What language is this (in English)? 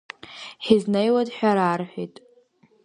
Abkhazian